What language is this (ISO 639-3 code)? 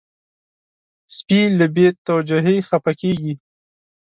pus